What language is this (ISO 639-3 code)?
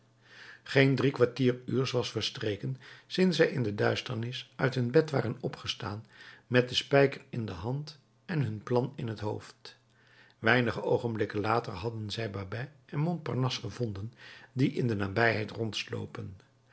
nld